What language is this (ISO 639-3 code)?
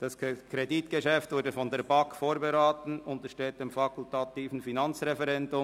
gsw